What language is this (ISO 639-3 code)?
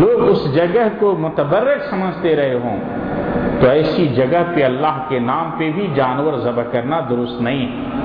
urd